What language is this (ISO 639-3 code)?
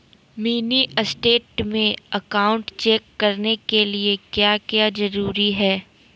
mag